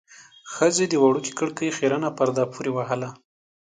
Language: Pashto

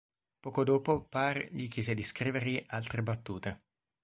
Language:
Italian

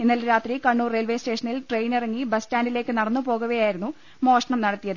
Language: Malayalam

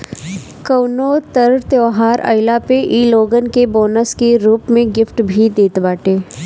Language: Bhojpuri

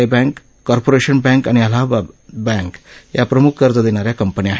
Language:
Marathi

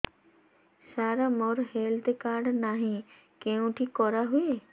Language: Odia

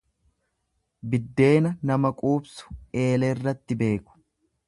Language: Oromo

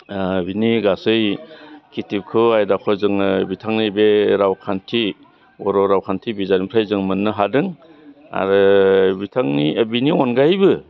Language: Bodo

